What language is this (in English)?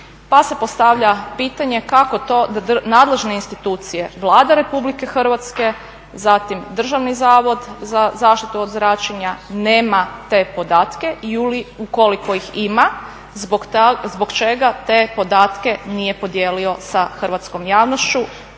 Croatian